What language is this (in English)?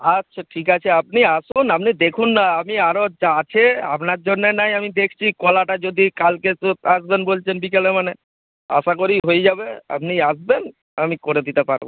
Bangla